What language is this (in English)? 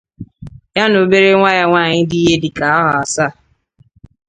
Igbo